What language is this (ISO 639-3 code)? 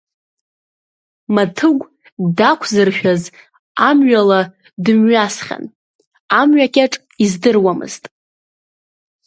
abk